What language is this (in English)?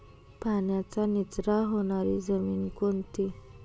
Marathi